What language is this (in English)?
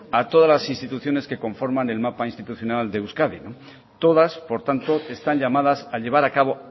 Spanish